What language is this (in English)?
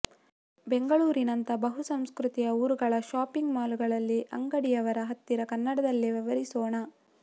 Kannada